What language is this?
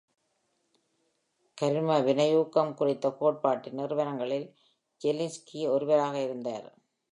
Tamil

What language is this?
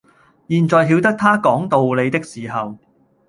Cantonese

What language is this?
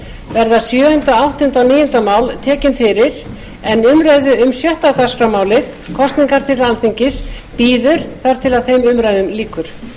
Icelandic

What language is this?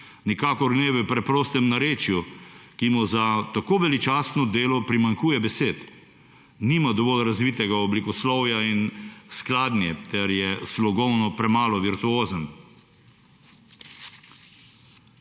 Slovenian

